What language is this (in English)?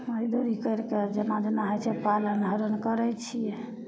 Maithili